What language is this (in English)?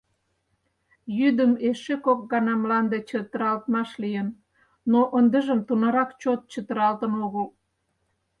Mari